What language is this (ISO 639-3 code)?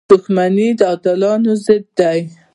pus